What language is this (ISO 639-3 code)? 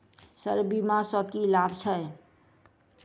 mai